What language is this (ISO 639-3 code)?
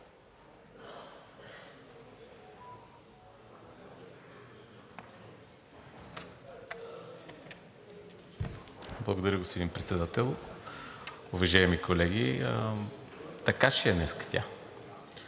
bul